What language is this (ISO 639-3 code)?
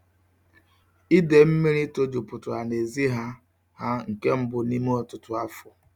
ibo